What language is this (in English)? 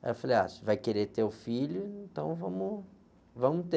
Portuguese